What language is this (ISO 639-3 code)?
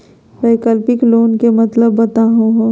mag